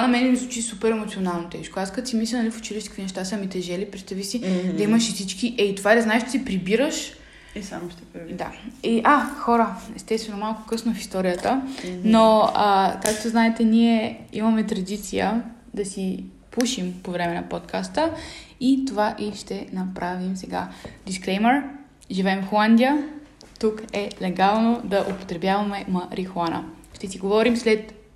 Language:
Bulgarian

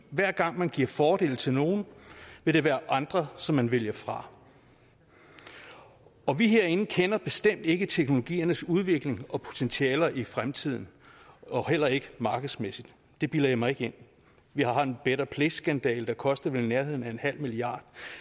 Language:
Danish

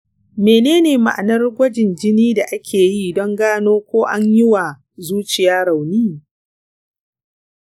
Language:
Hausa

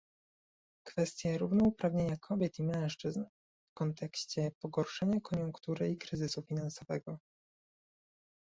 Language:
Polish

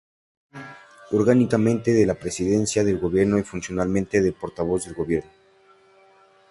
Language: Spanish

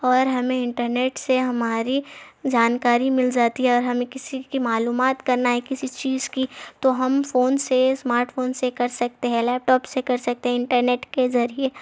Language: Urdu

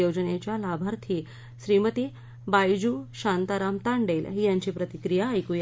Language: Marathi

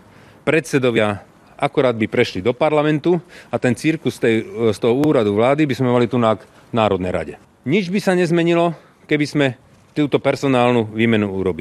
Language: Slovak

